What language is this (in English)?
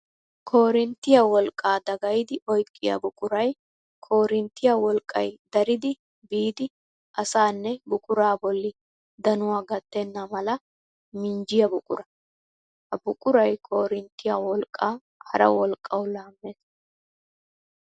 Wolaytta